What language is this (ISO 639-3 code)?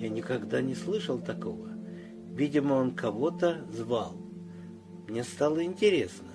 rus